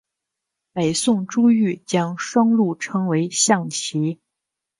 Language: Chinese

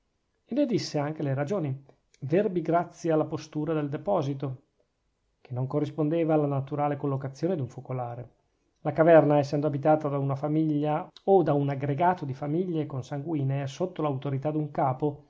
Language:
Italian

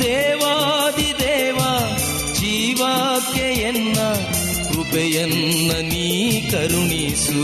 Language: Kannada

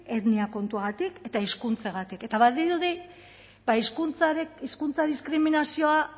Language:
Basque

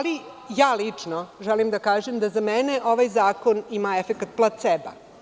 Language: Serbian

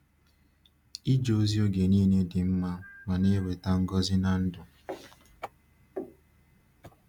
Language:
Igbo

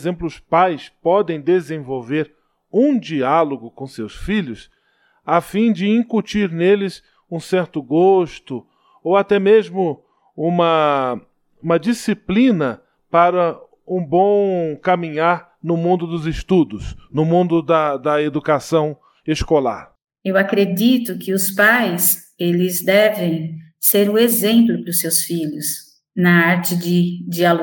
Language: Portuguese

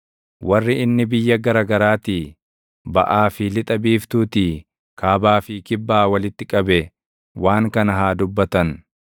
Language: Oromo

